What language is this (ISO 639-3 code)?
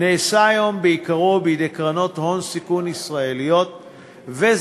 heb